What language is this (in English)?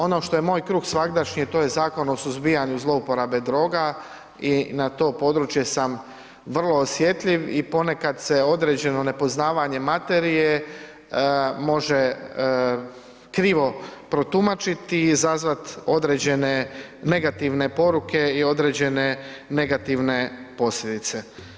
Croatian